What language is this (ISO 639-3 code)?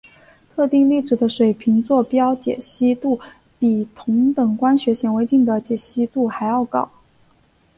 zho